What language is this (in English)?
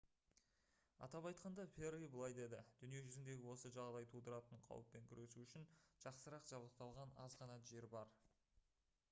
Kazakh